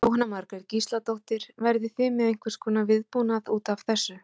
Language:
Icelandic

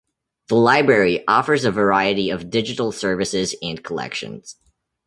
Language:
English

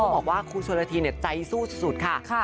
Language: Thai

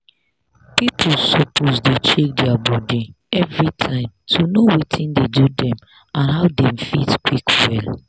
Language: Nigerian Pidgin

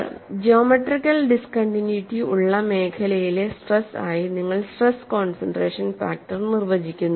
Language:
Malayalam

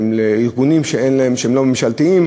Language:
Hebrew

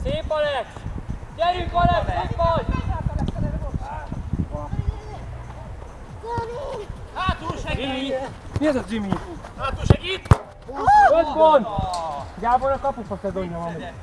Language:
Hungarian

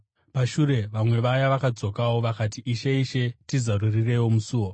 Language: Shona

